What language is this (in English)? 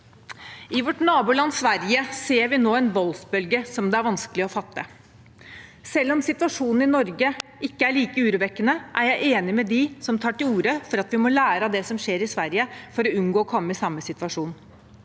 Norwegian